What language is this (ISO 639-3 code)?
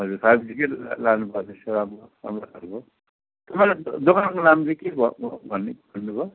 nep